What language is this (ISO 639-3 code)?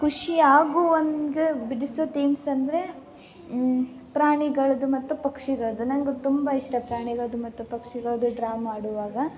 kan